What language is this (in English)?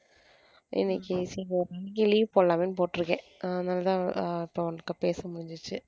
Tamil